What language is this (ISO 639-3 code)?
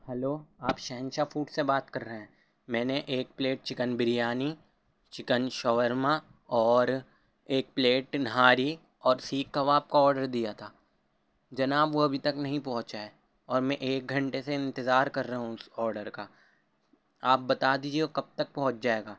urd